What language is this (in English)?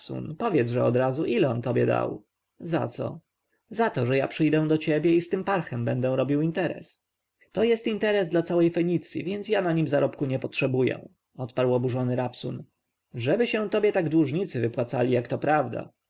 Polish